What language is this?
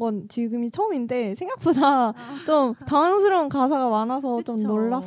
Korean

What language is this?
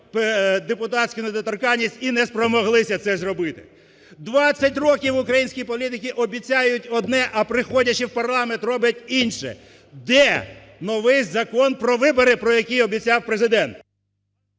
Ukrainian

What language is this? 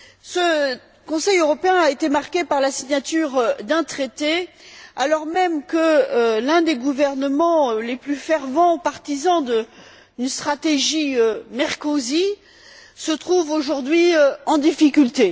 French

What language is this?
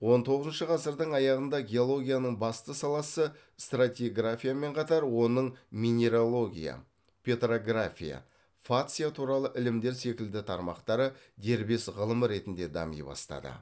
Kazakh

